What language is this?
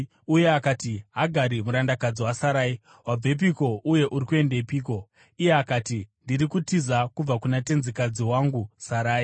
Shona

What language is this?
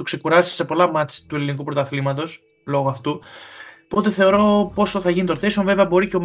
Greek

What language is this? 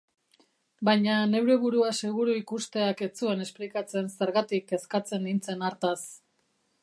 Basque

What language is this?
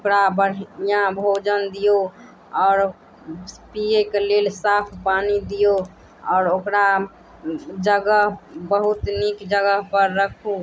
Maithili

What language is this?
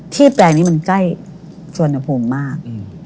Thai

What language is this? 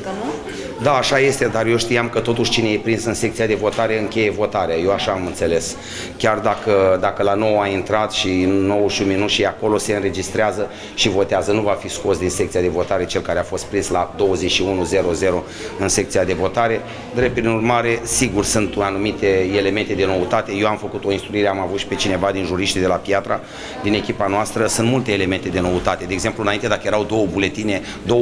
Romanian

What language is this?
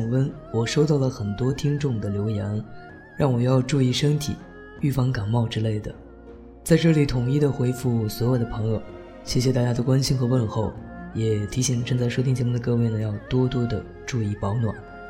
Chinese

